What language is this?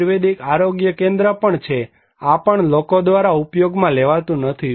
Gujarati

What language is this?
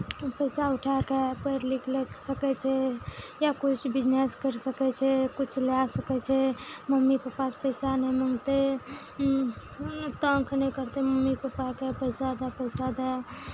Maithili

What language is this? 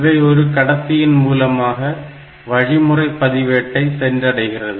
Tamil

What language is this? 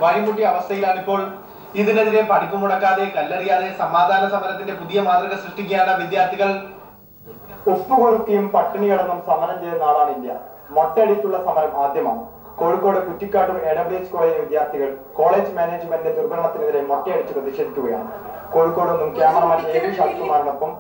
Malayalam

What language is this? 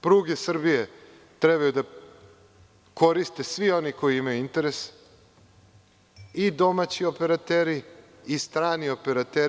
Serbian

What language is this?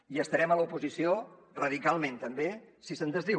Catalan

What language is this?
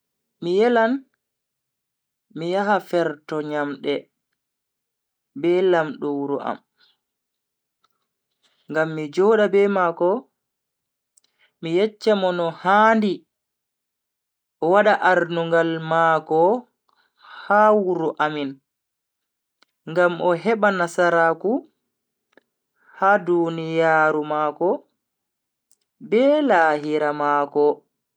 Bagirmi Fulfulde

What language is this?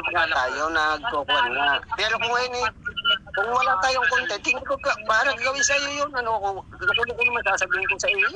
Filipino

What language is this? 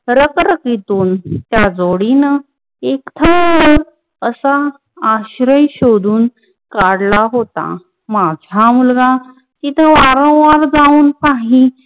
Marathi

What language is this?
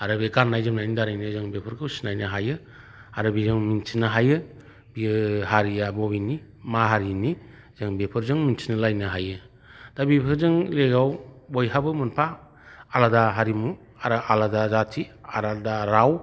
Bodo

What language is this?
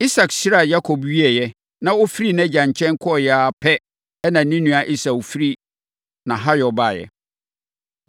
Akan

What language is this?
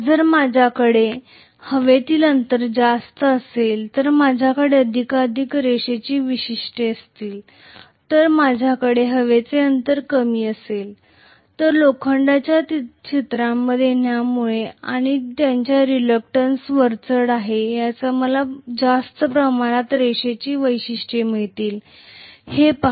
Marathi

